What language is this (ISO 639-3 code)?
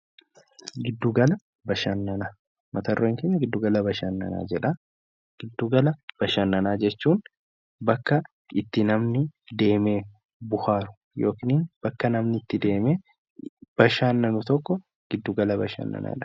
orm